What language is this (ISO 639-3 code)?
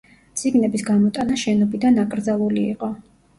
kat